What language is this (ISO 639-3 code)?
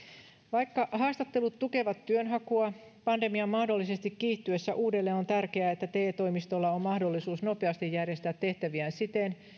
fin